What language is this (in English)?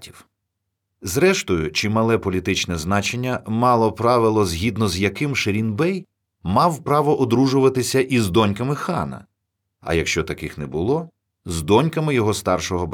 Ukrainian